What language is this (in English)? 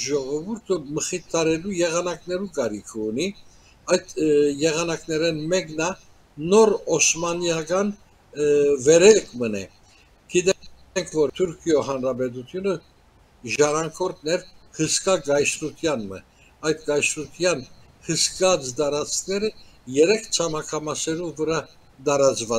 Turkish